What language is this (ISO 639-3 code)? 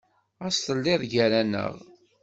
kab